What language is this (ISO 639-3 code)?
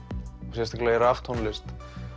isl